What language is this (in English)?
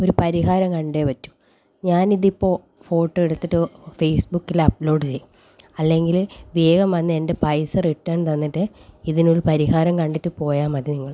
Malayalam